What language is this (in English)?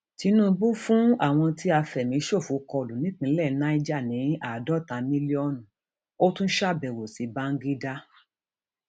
Yoruba